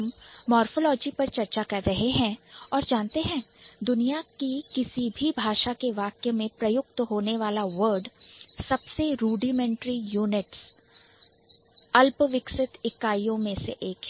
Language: Hindi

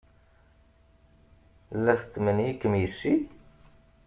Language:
Kabyle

